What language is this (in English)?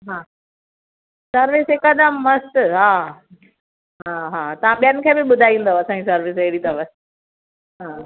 Sindhi